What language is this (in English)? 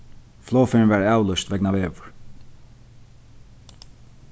Faroese